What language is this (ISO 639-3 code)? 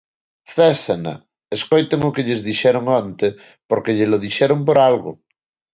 glg